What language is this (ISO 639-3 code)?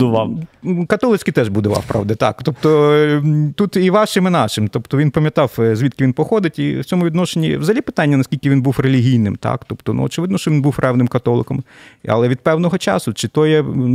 ukr